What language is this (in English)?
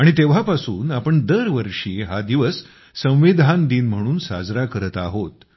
Marathi